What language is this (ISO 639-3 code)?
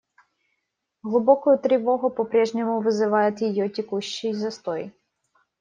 rus